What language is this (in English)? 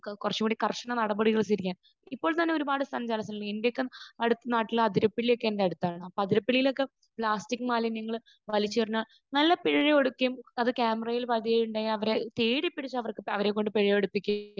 Malayalam